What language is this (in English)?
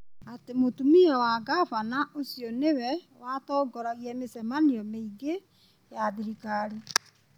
Kikuyu